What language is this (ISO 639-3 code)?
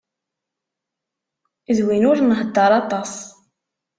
kab